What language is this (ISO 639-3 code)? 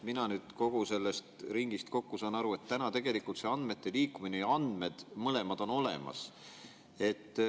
est